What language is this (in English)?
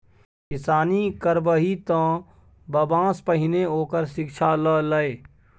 Maithili